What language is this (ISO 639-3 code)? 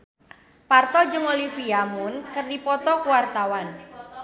sun